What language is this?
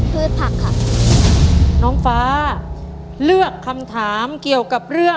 Thai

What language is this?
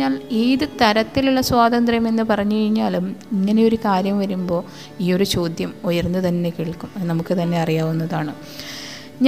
Malayalam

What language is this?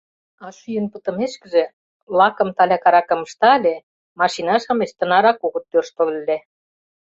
Mari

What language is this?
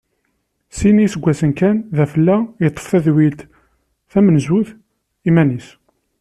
Kabyle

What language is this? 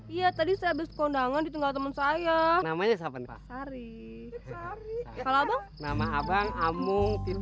Indonesian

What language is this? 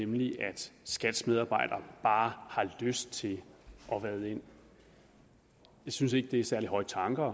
Danish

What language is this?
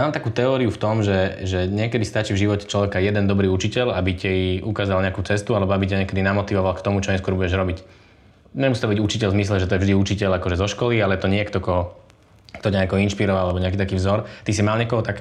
Slovak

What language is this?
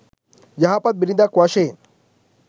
Sinhala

